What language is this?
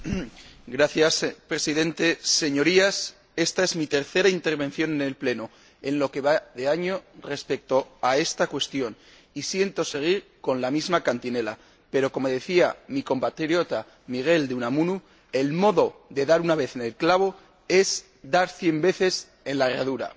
Spanish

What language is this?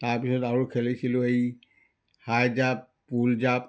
Assamese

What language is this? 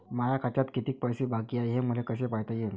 Marathi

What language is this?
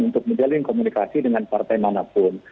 Indonesian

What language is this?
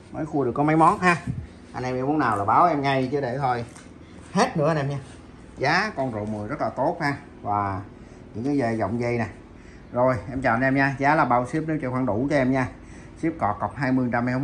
Vietnamese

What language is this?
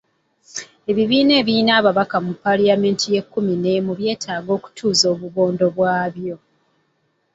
Ganda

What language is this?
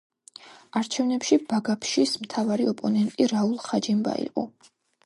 Georgian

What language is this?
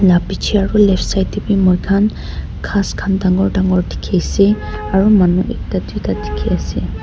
Naga Pidgin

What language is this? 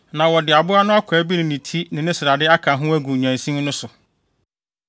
Akan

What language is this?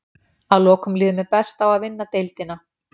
Icelandic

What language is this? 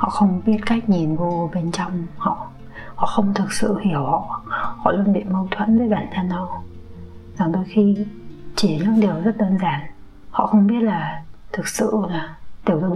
Vietnamese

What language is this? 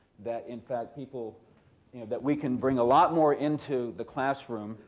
English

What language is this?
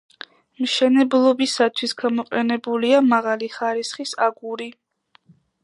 Georgian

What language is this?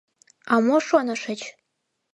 Mari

